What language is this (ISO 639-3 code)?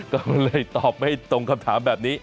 tha